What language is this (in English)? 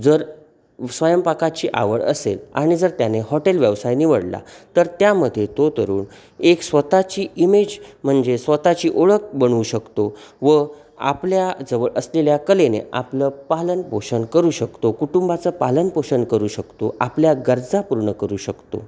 Marathi